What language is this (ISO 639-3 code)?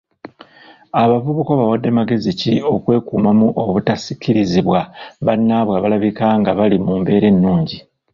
lug